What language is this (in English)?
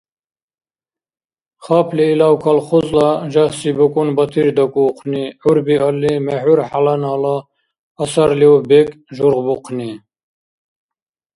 Dargwa